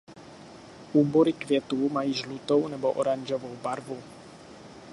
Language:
Czech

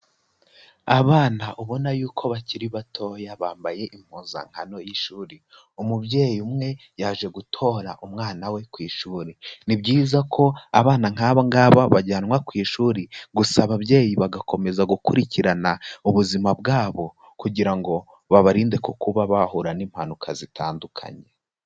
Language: Kinyarwanda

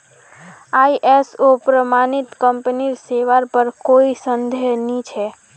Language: Magahi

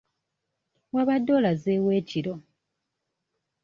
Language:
Ganda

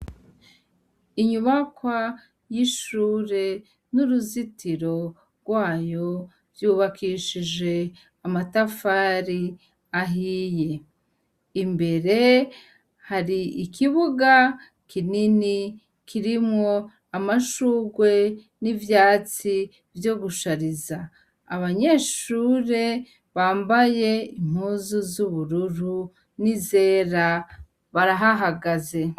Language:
Rundi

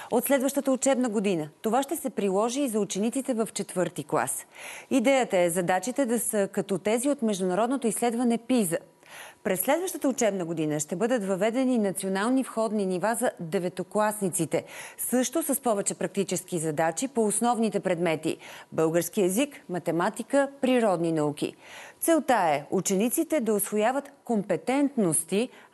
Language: Bulgarian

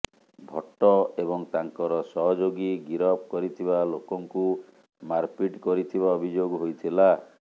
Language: Odia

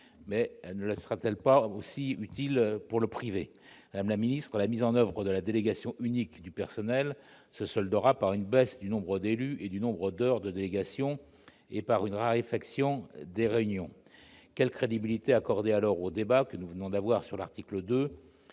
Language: French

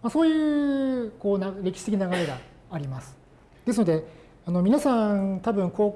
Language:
Japanese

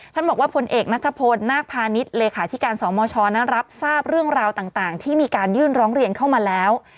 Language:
Thai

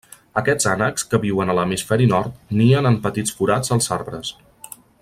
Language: Catalan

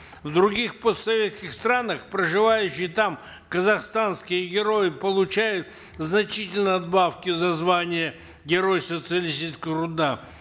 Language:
Kazakh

